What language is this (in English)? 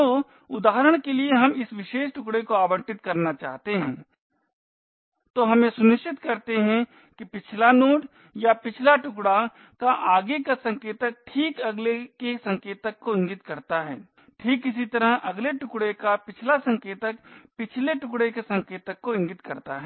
Hindi